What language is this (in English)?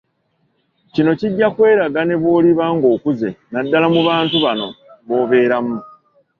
Ganda